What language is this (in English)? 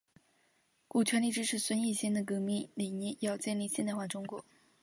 Chinese